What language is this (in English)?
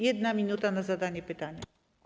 Polish